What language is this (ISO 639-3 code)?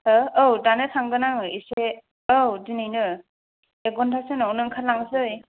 brx